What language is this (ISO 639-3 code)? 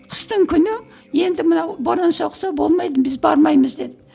kaz